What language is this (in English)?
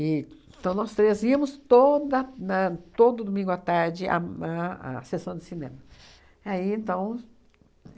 Portuguese